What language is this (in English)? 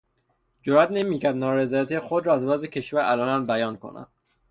Persian